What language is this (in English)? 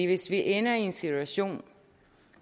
Danish